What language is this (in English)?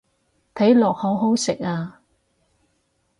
Cantonese